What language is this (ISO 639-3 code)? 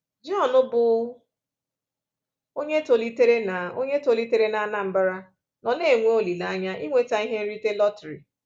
ibo